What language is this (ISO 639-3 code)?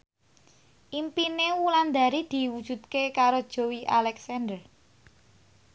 jav